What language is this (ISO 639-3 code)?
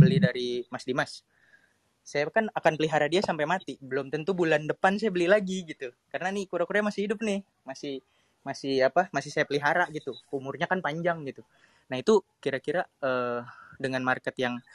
ind